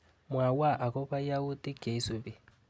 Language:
Kalenjin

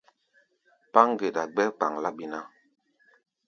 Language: Gbaya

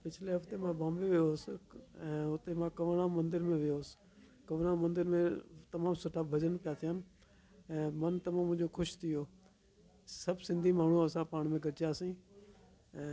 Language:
Sindhi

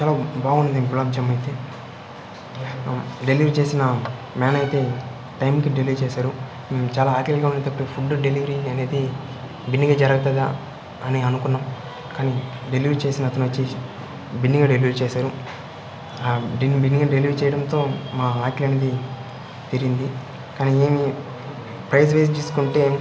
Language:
Telugu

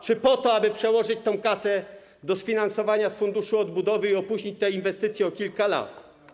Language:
Polish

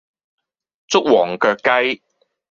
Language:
Cantonese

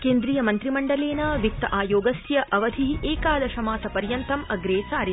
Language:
Sanskrit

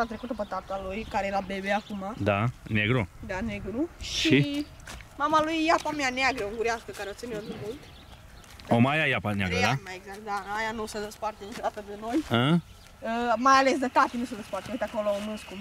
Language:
Romanian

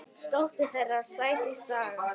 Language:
Icelandic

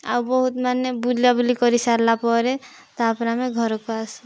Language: Odia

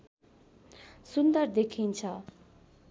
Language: Nepali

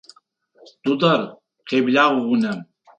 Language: Adyghe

